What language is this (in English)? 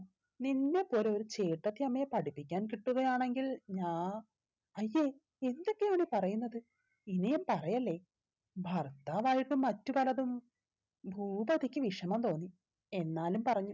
Malayalam